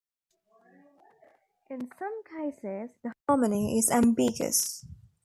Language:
English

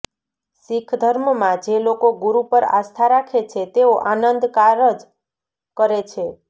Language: Gujarati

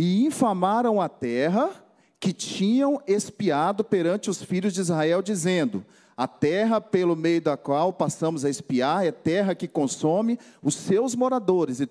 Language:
Portuguese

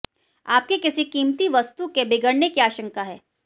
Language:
Hindi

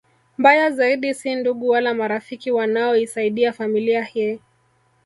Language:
Swahili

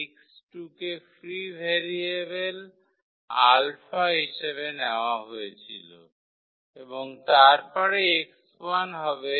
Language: Bangla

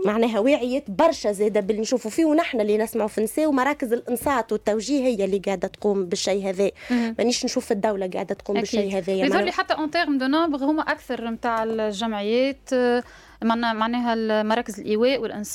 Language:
Arabic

